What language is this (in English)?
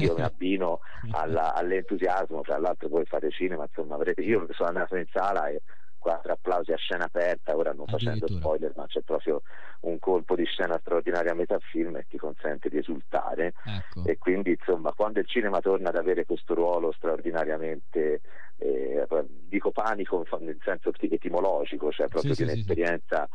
Italian